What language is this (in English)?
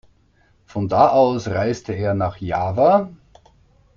German